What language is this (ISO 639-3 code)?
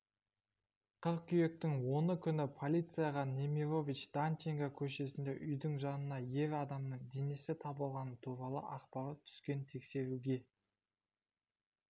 kaz